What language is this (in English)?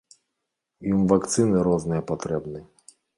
Belarusian